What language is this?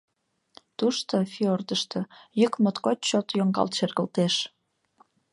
Mari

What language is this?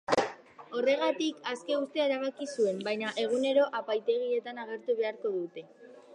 Basque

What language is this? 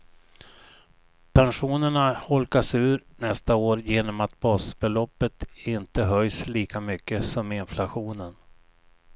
Swedish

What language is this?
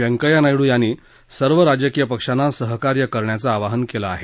Marathi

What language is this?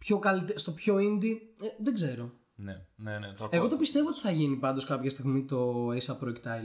Greek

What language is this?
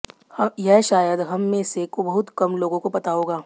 Hindi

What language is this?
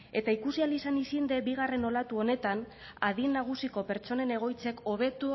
Basque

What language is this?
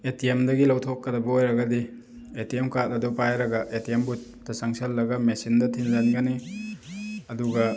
Manipuri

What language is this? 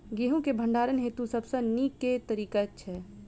Maithili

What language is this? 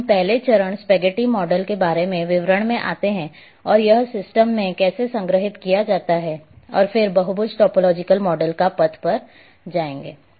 Hindi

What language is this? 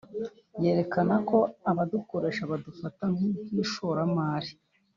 Kinyarwanda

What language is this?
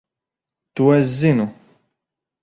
Latvian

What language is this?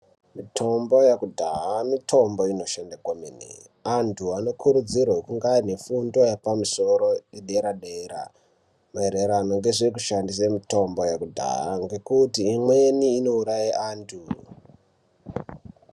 Ndau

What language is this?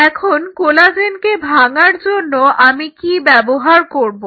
Bangla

